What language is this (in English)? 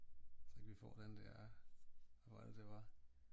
Danish